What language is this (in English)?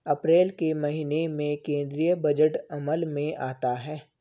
Hindi